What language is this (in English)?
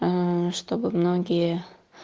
Russian